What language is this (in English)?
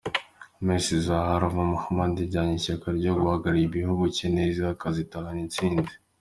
Kinyarwanda